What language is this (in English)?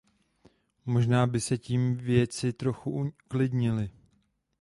Czech